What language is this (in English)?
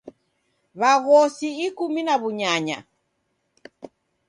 Taita